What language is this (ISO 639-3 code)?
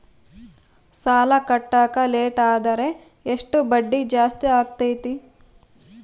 kan